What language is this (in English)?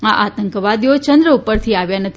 Gujarati